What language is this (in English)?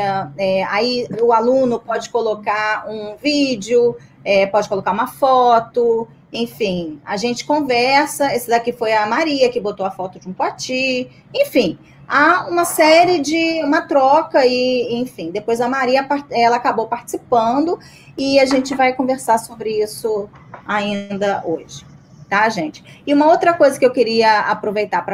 Portuguese